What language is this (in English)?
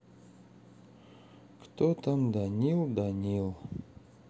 Russian